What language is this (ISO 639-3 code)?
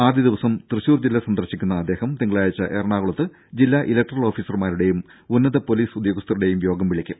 mal